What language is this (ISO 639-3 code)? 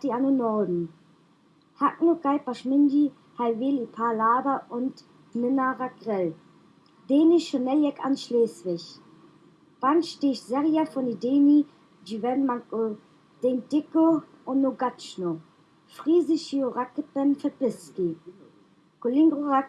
nld